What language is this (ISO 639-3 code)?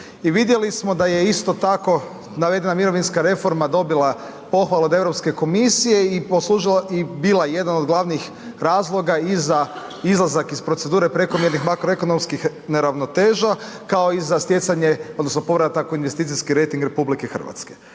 hrv